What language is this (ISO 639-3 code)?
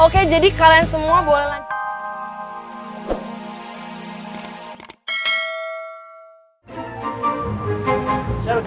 ind